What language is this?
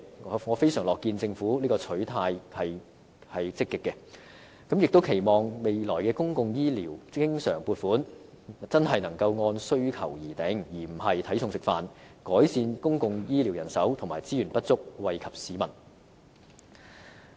Cantonese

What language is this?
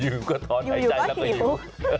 Thai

